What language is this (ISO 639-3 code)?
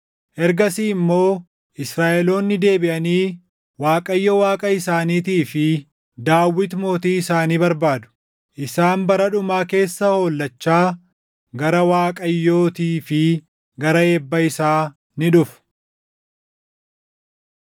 orm